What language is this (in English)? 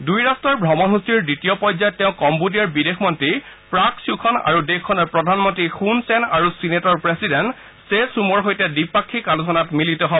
Assamese